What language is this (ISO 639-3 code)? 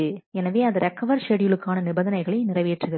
tam